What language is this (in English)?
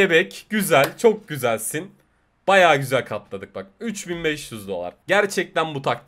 Turkish